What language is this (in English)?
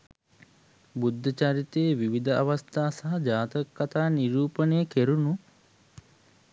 Sinhala